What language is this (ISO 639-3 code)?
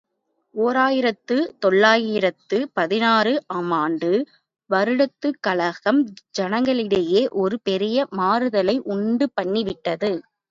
tam